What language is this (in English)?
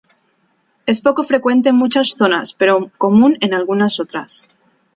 Spanish